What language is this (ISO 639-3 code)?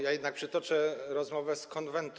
pol